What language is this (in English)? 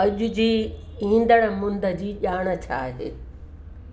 Sindhi